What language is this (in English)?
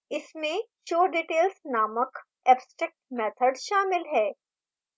Hindi